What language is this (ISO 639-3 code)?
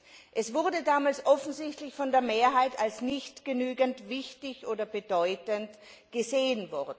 deu